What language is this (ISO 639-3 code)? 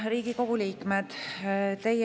est